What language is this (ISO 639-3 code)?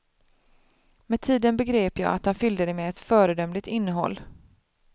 swe